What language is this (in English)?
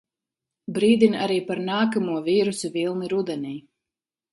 Latvian